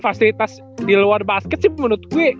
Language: Indonesian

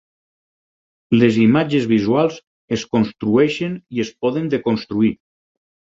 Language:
Catalan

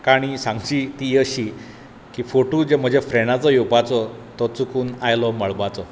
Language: Konkani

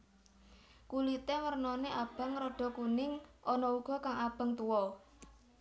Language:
Javanese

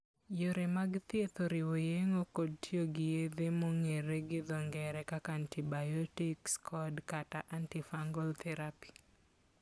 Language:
Luo (Kenya and Tanzania)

